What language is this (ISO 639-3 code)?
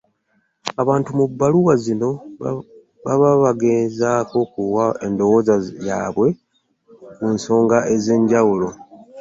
lug